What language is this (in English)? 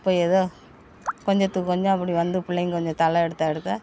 Tamil